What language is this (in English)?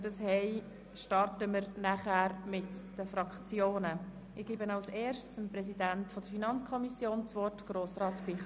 Swiss German